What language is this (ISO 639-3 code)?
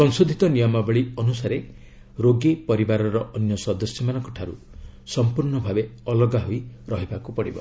ori